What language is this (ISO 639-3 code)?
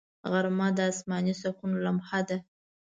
pus